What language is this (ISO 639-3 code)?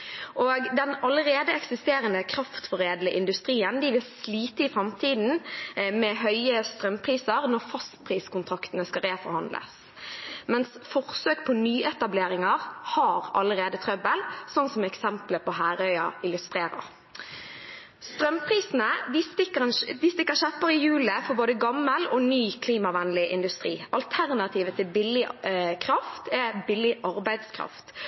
nob